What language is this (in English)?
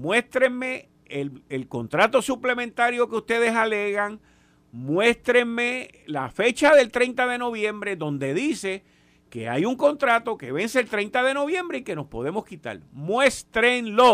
Spanish